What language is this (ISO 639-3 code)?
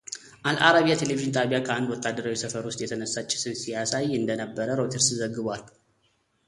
amh